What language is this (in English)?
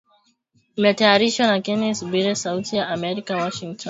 Swahili